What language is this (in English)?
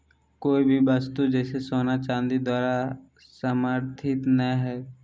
Magahi